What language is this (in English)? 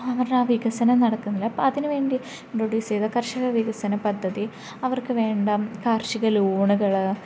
Malayalam